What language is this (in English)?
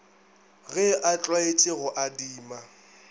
Northern Sotho